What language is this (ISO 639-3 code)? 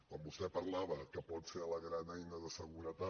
cat